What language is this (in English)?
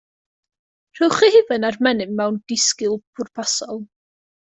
Welsh